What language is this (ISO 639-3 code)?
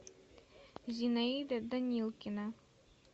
rus